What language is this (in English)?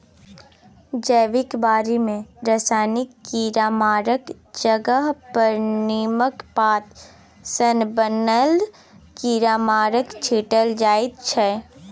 Maithili